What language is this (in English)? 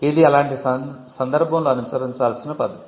Telugu